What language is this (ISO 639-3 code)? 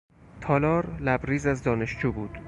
fas